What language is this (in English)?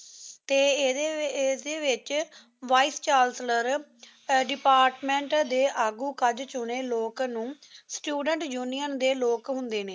Punjabi